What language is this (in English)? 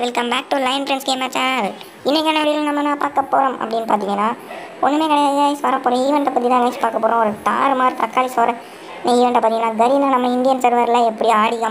Romanian